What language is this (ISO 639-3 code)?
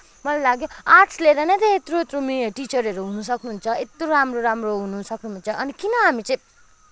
nep